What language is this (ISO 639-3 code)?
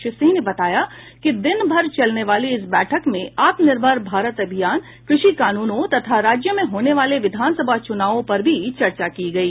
hin